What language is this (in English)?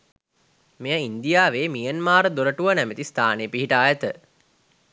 Sinhala